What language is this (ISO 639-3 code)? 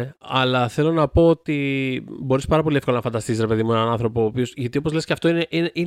ell